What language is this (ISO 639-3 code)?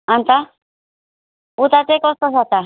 nep